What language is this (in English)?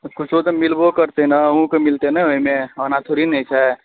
Maithili